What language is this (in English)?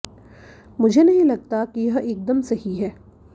Hindi